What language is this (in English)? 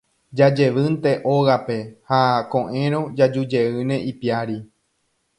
Guarani